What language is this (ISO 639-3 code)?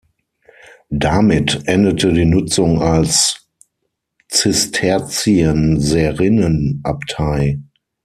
deu